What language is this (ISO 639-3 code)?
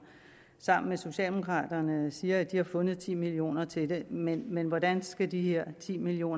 dan